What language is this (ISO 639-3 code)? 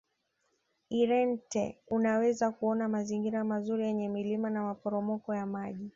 swa